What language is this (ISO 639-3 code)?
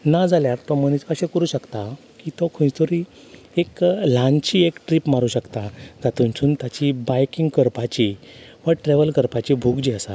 kok